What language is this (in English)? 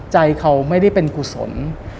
Thai